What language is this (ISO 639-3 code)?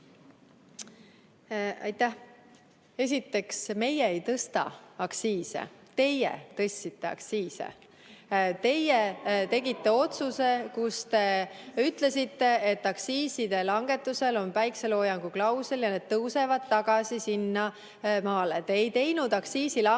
est